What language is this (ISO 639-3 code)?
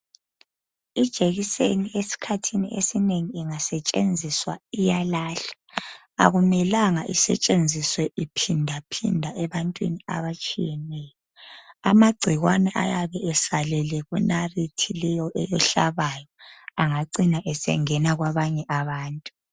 nde